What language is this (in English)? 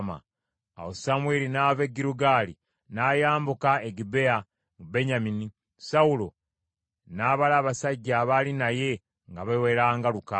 Ganda